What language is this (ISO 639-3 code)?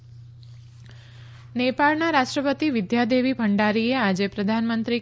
guj